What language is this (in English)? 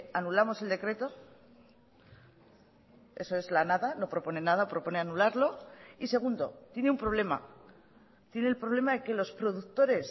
Spanish